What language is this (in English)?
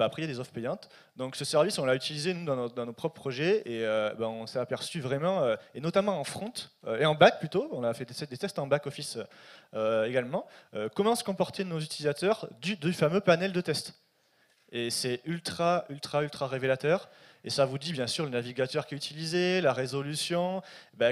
French